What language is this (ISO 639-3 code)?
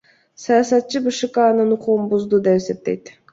kir